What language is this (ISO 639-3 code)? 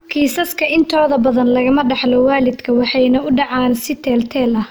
som